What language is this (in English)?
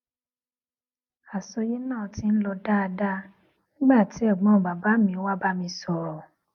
Yoruba